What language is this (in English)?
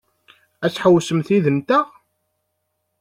Kabyle